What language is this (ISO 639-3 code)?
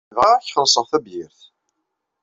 kab